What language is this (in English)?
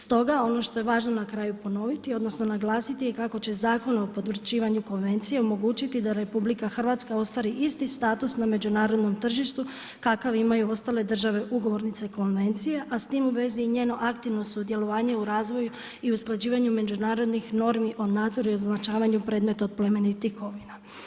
Croatian